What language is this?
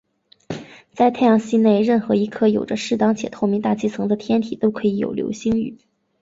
Chinese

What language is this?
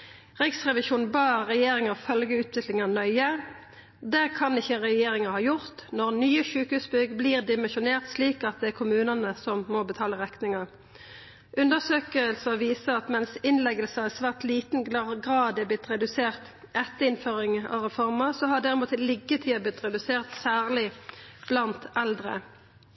Norwegian Nynorsk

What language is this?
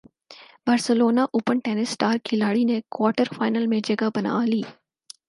Urdu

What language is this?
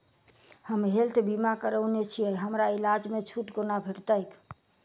Maithili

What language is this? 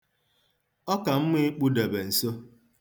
Igbo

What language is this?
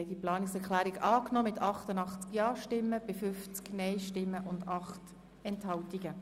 Swiss German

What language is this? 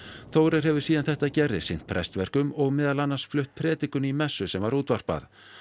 Icelandic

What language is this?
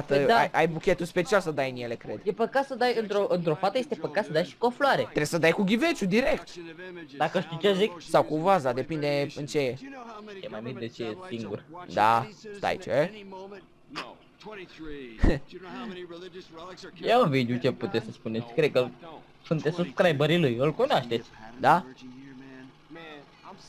Romanian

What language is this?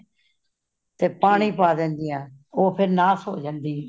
Punjabi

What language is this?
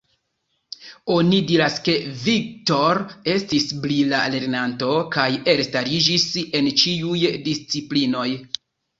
Esperanto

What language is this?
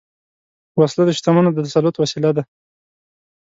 Pashto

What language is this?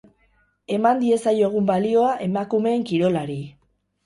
Basque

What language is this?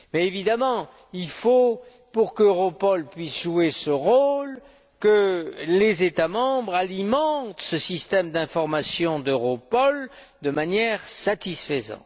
French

